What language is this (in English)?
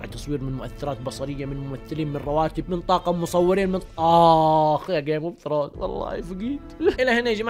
Arabic